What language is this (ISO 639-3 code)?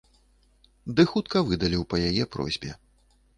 bel